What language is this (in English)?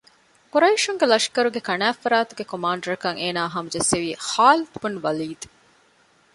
Divehi